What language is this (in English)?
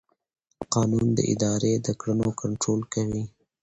Pashto